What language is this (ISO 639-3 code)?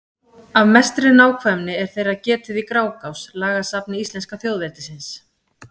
isl